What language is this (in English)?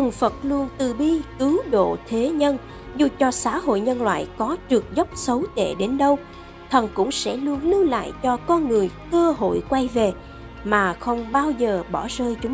Vietnamese